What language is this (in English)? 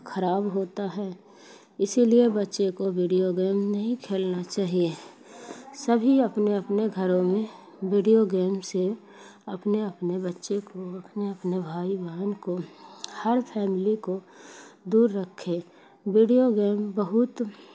Urdu